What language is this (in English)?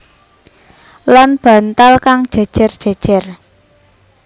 Javanese